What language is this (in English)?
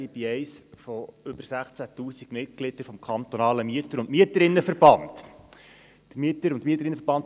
Swiss German